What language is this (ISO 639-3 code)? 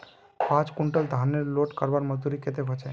mag